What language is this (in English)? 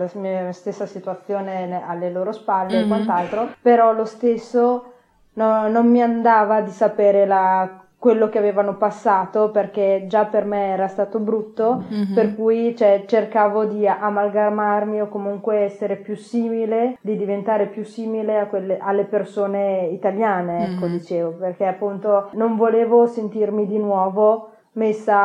Italian